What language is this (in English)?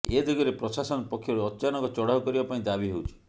Odia